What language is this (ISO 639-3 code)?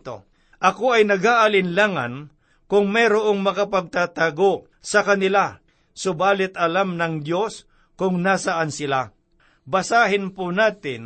fil